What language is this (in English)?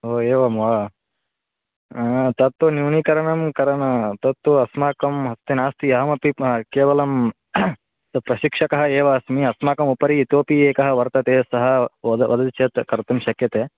Sanskrit